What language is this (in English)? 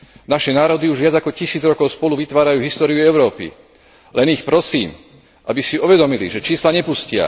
Slovak